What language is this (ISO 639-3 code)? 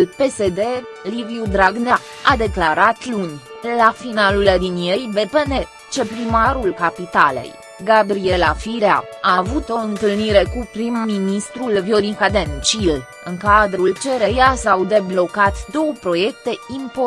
ron